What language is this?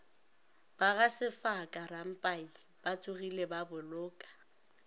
Northern Sotho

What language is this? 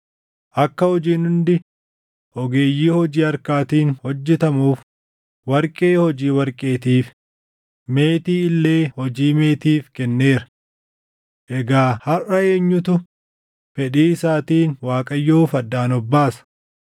Oromo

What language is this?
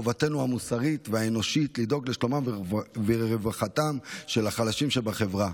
Hebrew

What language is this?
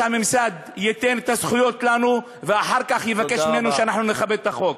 Hebrew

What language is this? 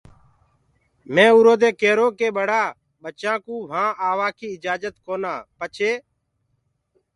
Gurgula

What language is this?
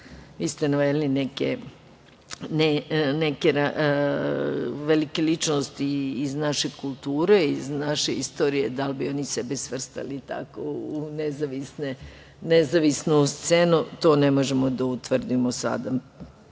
Serbian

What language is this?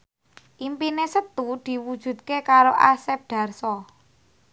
Javanese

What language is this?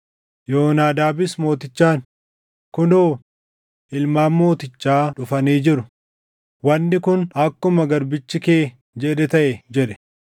Oromo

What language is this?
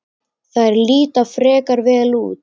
Icelandic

